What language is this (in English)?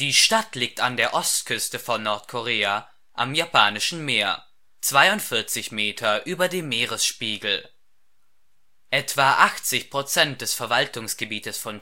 German